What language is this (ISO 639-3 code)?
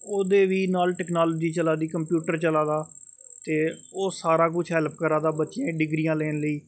doi